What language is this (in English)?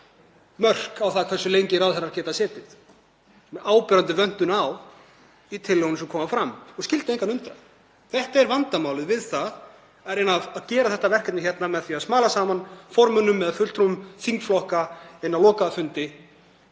Icelandic